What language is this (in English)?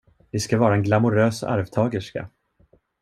Swedish